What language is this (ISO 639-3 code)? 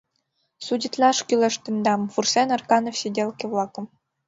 chm